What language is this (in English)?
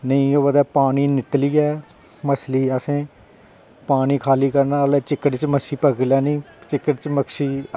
Dogri